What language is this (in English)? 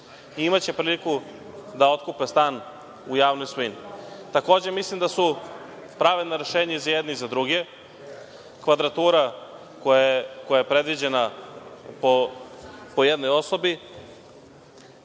Serbian